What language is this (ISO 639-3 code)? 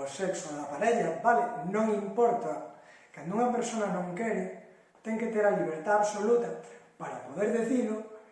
glg